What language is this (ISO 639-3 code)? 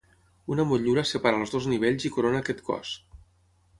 cat